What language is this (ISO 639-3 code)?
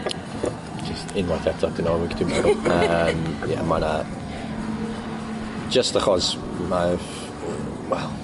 cym